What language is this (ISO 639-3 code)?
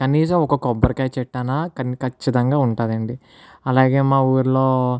tel